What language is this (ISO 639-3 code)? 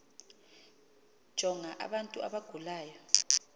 xho